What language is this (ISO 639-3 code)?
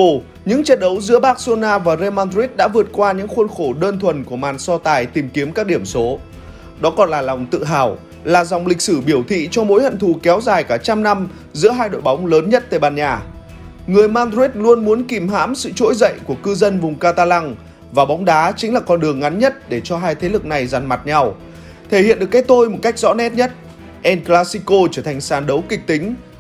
vie